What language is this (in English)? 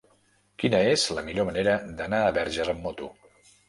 Catalan